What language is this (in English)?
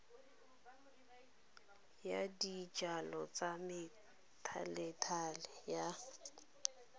Tswana